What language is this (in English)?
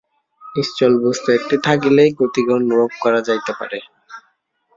Bangla